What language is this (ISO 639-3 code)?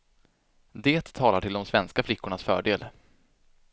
swe